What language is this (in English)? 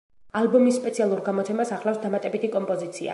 Georgian